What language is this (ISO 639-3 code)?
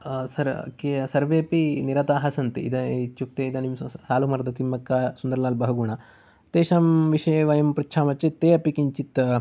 san